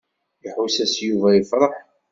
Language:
Kabyle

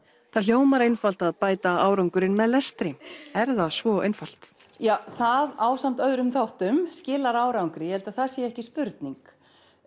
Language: Icelandic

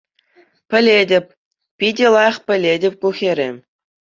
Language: Chuvash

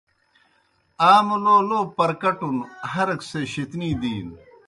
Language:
Kohistani Shina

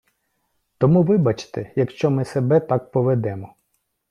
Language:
Ukrainian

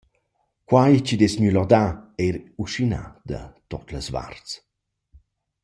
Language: Romansh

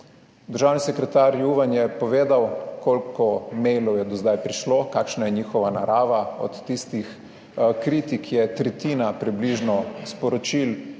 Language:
Slovenian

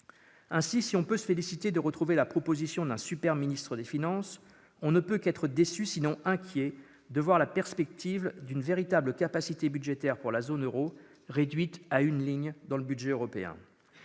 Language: French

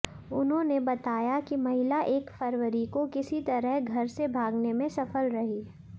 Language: Hindi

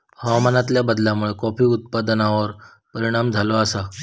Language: Marathi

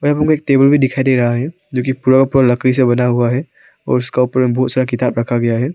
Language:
Hindi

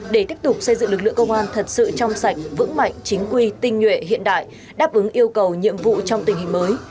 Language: Vietnamese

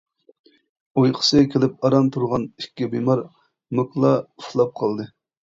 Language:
Uyghur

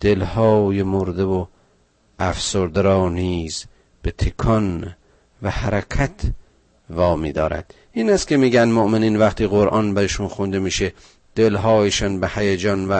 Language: Persian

